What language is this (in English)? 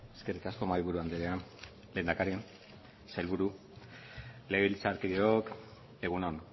Basque